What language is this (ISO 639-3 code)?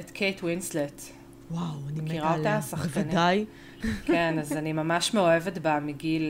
heb